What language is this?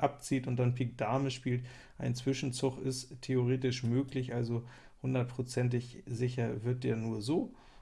German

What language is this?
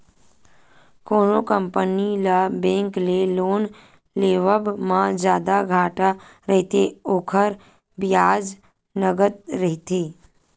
Chhattisgarhi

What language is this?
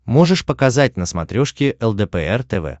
Russian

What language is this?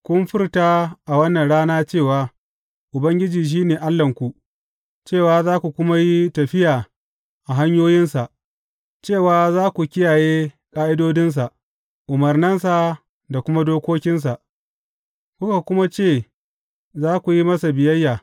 Hausa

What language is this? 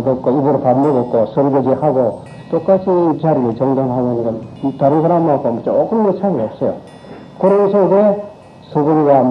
Korean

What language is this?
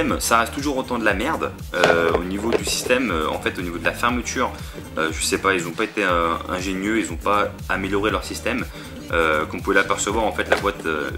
French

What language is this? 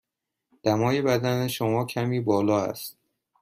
Persian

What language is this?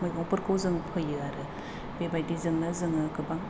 Bodo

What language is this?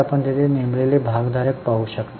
Marathi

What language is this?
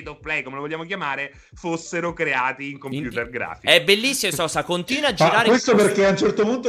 Italian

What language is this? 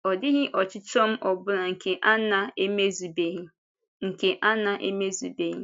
Igbo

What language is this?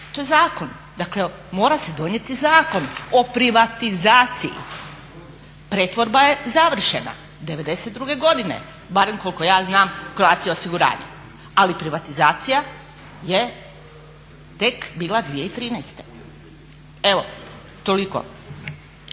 Croatian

